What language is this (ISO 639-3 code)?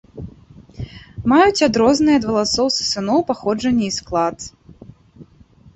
bel